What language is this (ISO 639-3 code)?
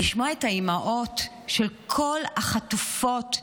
heb